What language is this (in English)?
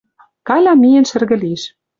Western Mari